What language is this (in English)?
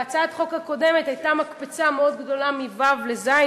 Hebrew